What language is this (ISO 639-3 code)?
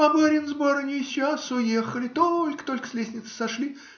rus